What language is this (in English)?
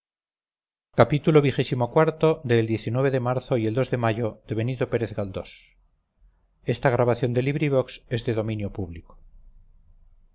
Spanish